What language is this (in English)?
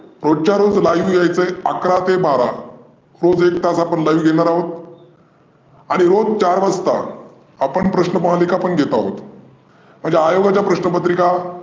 Marathi